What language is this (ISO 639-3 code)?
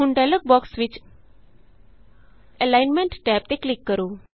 pan